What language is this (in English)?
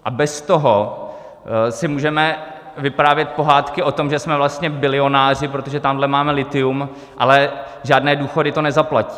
Czech